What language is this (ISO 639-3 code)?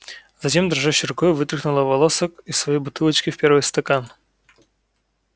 rus